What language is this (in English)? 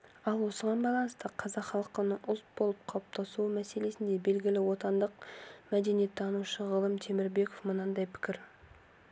Kazakh